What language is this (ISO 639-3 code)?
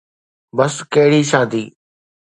snd